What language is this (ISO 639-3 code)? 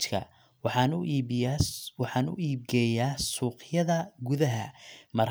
som